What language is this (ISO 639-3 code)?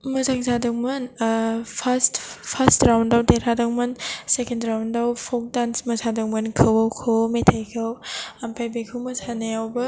brx